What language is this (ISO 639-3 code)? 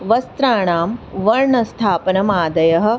san